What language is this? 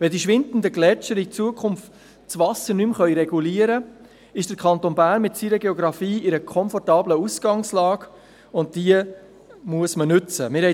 Swiss German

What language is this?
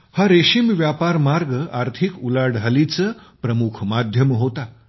Marathi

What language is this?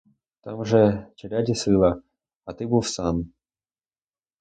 Ukrainian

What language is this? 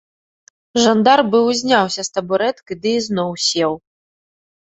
Belarusian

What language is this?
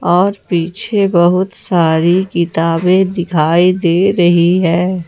Hindi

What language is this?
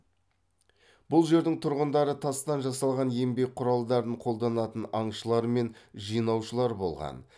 Kazakh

